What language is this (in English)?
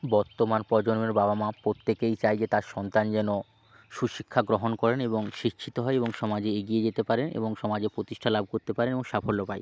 Bangla